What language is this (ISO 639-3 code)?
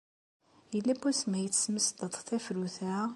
kab